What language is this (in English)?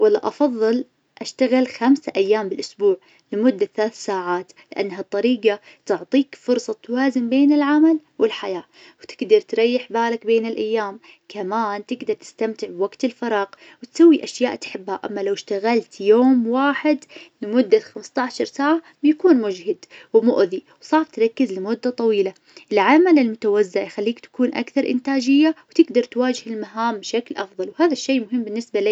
Najdi Arabic